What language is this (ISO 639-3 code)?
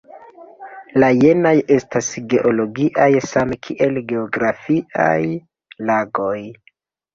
epo